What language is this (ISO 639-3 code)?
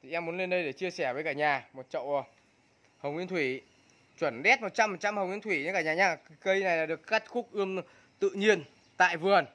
vie